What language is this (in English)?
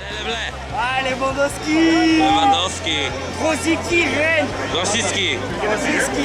Polish